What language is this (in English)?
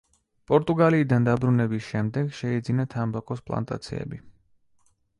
Georgian